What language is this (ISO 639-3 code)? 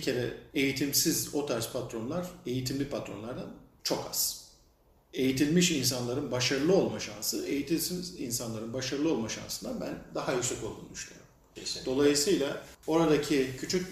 tur